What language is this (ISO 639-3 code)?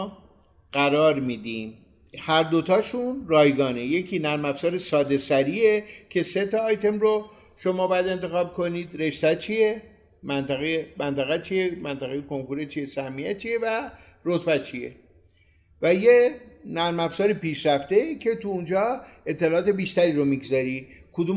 fas